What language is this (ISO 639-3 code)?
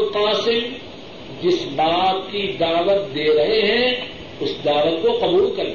urd